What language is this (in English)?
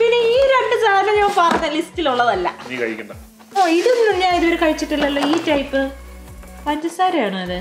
Hindi